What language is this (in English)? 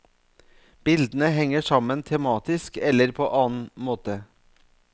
Norwegian